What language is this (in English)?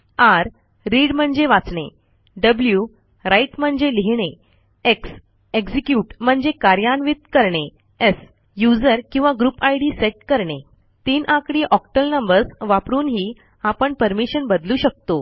Marathi